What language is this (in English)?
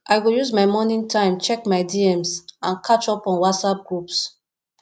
Nigerian Pidgin